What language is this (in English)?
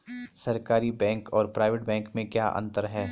Hindi